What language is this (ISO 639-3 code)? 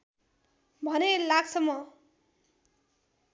nep